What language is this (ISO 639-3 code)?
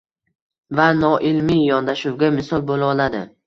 uzb